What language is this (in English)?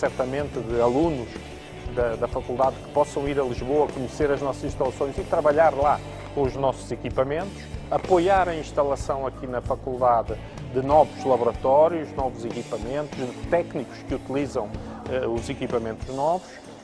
Portuguese